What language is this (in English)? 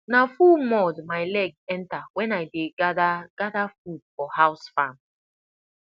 Nigerian Pidgin